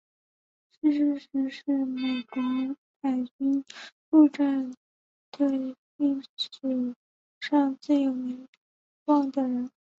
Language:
Chinese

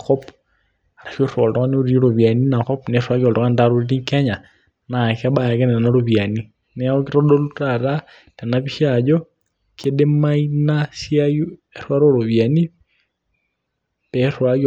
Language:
Masai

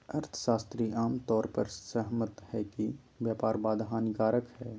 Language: Magahi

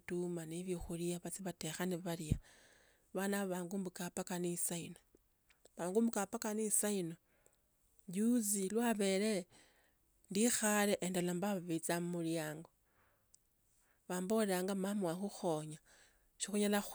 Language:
Tsotso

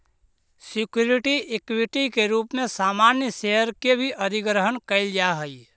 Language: Magahi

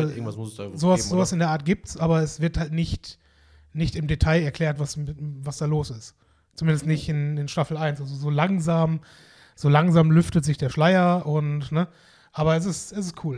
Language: German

